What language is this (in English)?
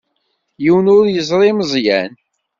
Kabyle